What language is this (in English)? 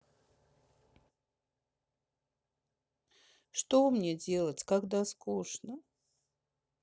Russian